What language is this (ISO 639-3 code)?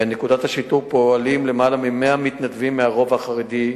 heb